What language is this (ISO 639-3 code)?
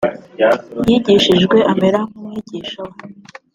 kin